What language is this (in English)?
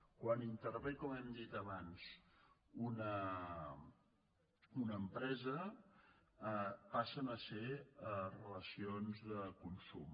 Catalan